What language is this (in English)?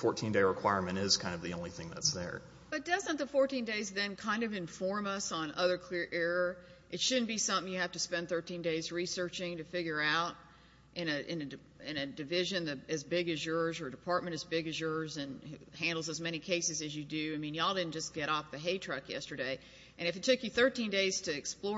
English